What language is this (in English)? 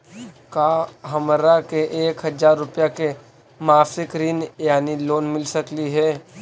Magahi